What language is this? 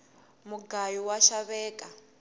Tsonga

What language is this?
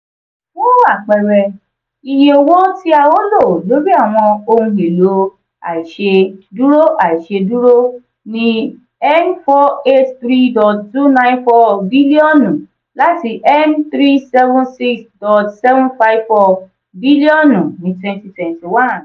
Yoruba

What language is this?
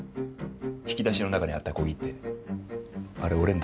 Japanese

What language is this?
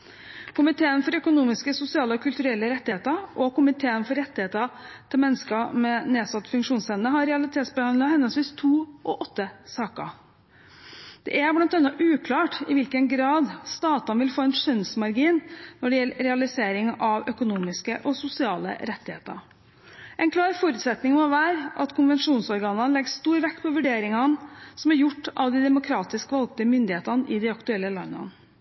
Norwegian Bokmål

